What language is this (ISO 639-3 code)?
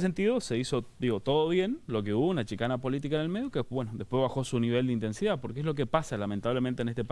spa